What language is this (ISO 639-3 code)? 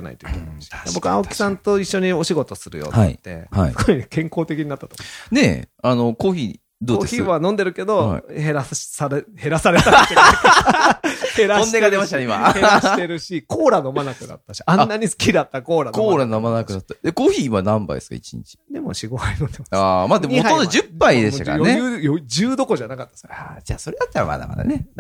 jpn